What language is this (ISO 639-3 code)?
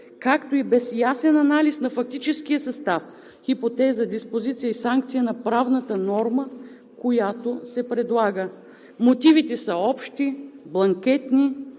bul